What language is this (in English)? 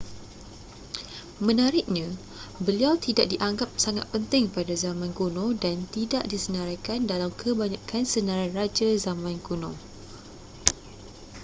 Malay